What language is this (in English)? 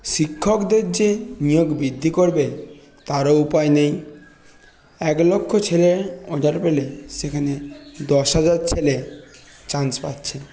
Bangla